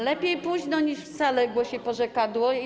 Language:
Polish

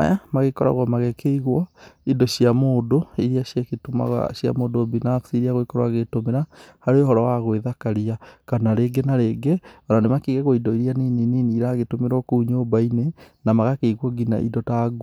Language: Kikuyu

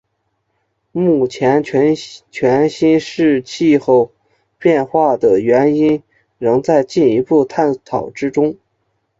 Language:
Chinese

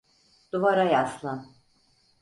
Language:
Turkish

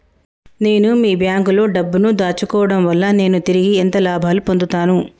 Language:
Telugu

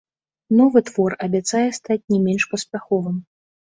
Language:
Belarusian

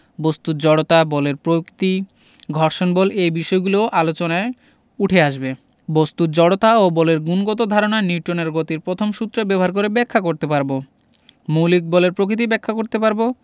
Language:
Bangla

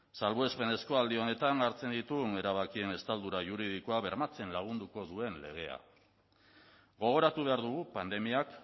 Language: Basque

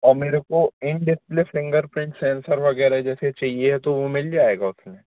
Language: Hindi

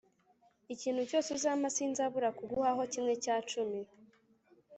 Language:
Kinyarwanda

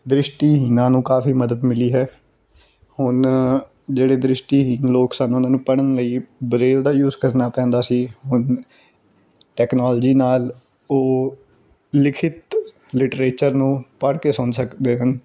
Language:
Punjabi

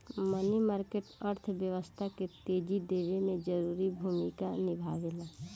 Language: Bhojpuri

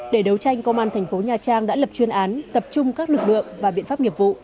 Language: Vietnamese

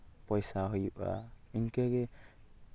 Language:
Santali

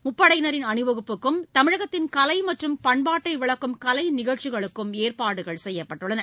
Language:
Tamil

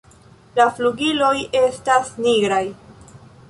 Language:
Esperanto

